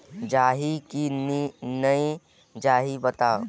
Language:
Chhattisgarhi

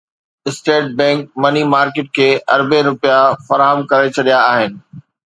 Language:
Sindhi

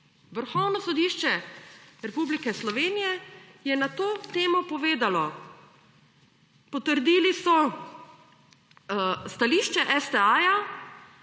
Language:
Slovenian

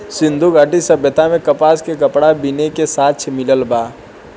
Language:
Bhojpuri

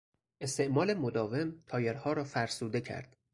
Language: Persian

